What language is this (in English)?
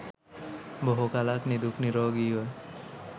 Sinhala